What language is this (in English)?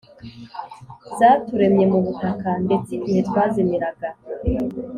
Kinyarwanda